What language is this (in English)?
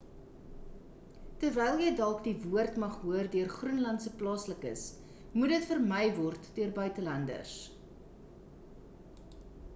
Afrikaans